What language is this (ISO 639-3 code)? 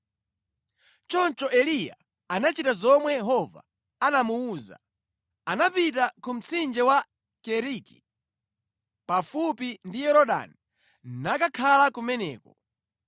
nya